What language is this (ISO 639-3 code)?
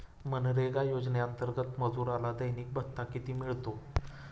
mar